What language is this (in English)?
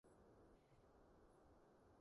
Cantonese